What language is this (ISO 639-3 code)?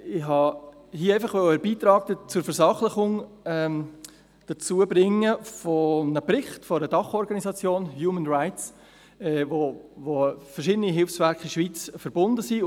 gsw